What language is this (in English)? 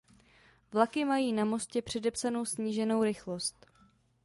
Czech